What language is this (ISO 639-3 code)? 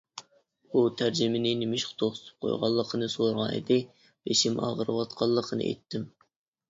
uig